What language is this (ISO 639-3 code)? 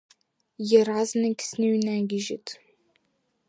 abk